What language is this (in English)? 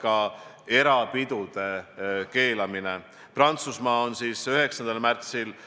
Estonian